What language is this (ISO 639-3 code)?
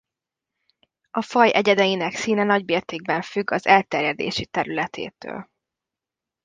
hun